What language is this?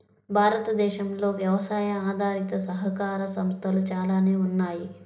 Telugu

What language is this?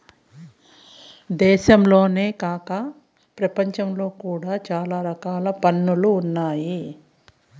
Telugu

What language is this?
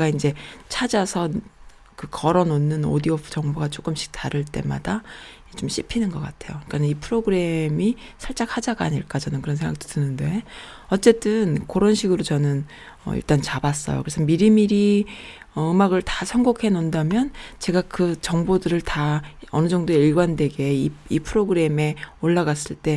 Korean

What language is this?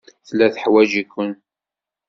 Kabyle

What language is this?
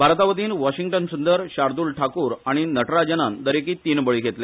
Konkani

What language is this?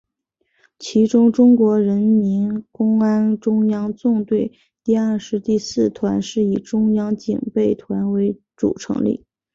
Chinese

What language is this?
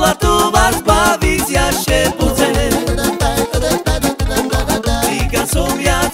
Romanian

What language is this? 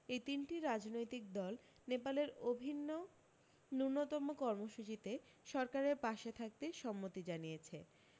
Bangla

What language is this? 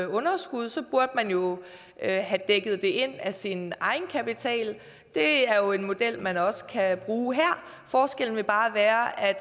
Danish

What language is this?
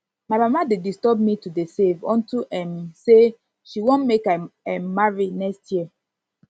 Nigerian Pidgin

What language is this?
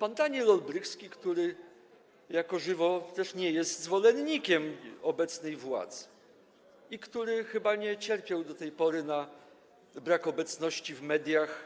Polish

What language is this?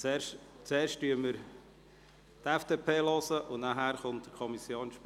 Swiss German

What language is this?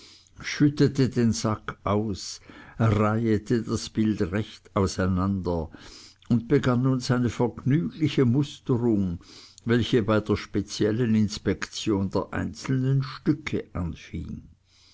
German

